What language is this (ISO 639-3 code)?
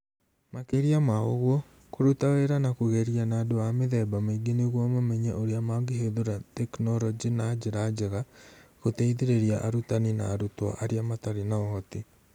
kik